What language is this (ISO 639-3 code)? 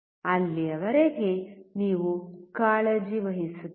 kan